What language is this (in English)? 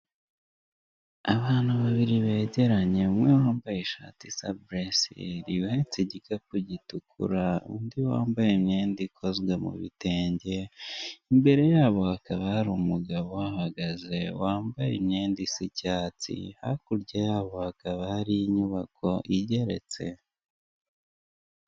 Kinyarwanda